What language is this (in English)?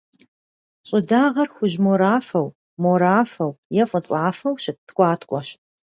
Kabardian